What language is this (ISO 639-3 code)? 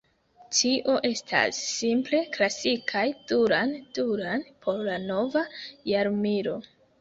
epo